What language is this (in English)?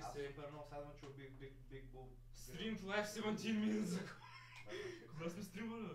Bulgarian